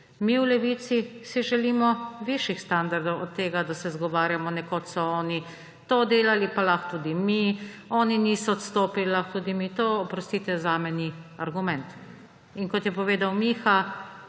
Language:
Slovenian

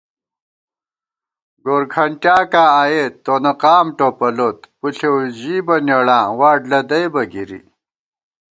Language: Gawar-Bati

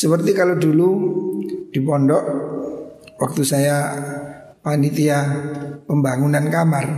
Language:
Indonesian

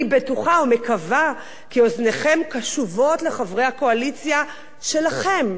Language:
Hebrew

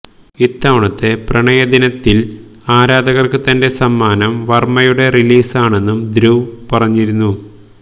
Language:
Malayalam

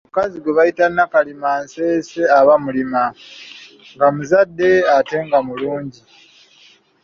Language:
Ganda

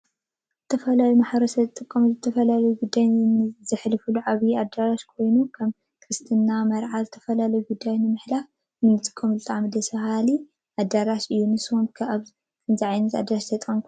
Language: Tigrinya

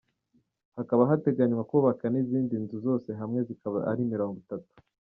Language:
Kinyarwanda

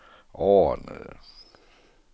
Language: Danish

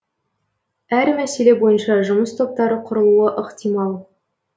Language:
Kazakh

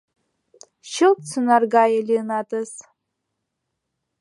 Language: Mari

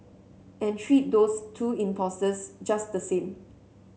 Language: English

